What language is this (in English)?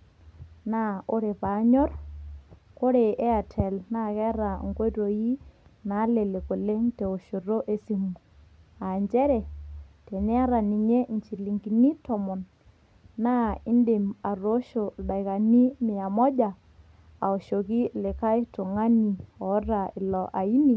Masai